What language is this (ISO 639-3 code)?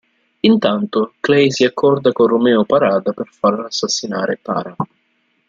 ita